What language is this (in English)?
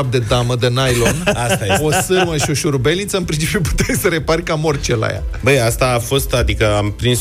Romanian